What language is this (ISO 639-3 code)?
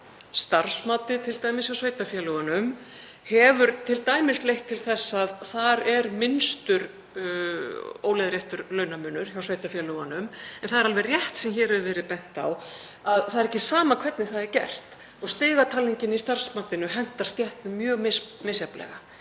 isl